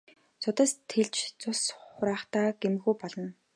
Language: Mongolian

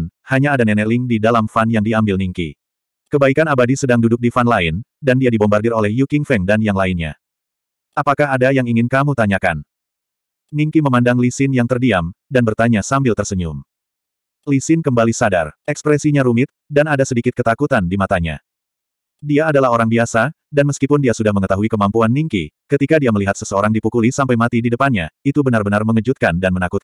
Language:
Indonesian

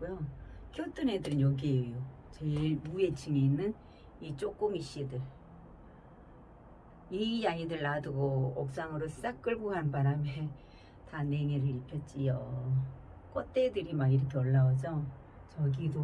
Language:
Korean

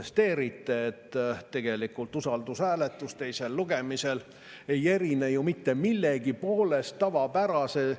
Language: Estonian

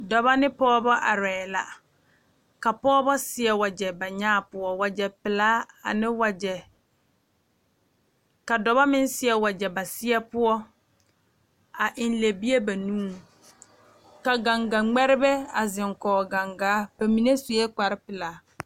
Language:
Southern Dagaare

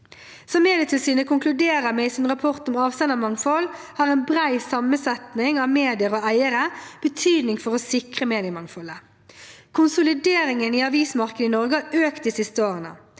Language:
Norwegian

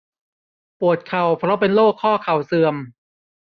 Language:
Thai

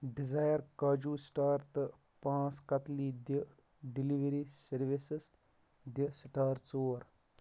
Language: Kashmiri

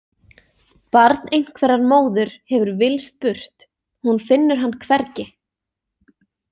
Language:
Icelandic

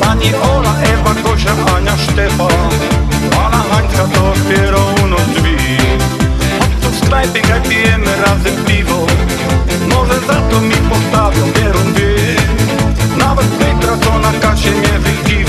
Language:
Polish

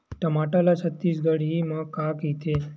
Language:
Chhattisgarhi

